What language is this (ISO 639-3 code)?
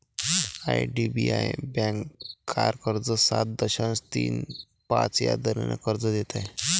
mar